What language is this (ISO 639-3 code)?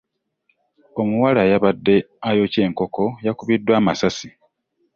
lug